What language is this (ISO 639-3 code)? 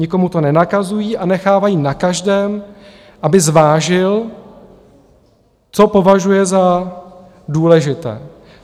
ces